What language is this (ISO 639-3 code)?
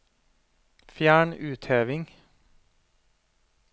nor